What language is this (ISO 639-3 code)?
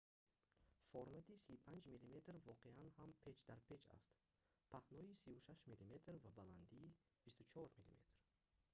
tgk